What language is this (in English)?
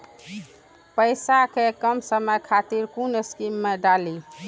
Maithili